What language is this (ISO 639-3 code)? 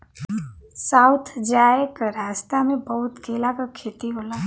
bho